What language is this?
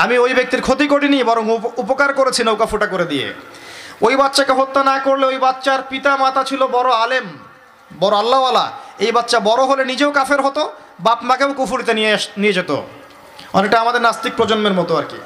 Bangla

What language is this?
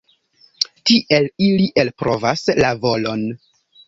Esperanto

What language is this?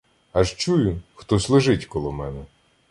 Ukrainian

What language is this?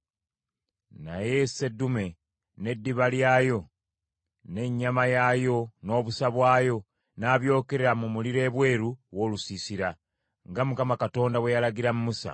Ganda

